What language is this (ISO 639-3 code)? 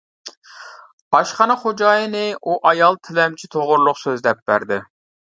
uig